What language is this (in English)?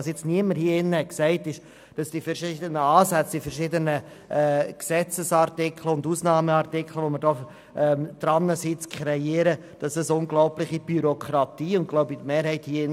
Swiss German